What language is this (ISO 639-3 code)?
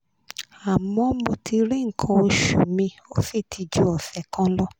yor